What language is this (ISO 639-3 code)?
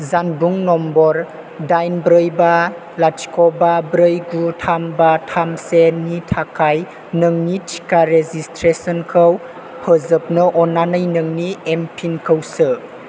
brx